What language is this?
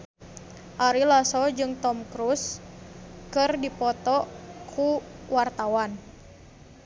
Sundanese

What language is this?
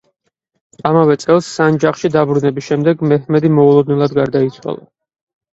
Georgian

